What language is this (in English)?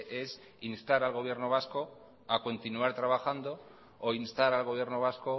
Spanish